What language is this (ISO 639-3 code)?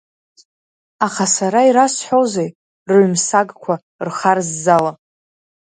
abk